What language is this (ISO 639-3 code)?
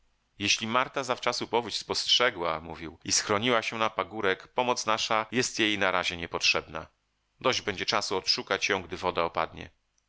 pol